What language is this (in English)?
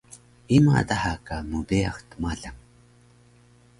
Taroko